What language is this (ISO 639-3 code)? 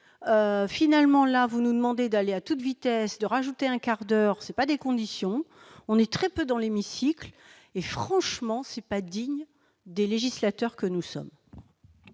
fra